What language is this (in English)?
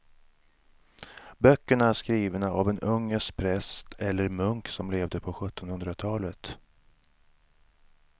Swedish